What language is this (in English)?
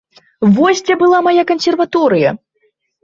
Belarusian